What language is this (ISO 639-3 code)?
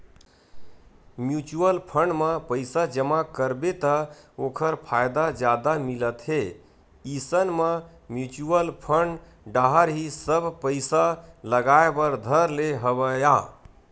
hne